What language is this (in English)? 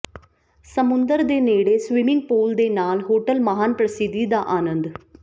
Punjabi